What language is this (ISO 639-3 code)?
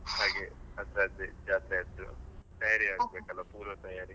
kan